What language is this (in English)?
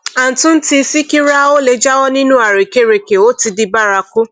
Yoruba